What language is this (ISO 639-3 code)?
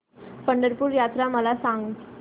mar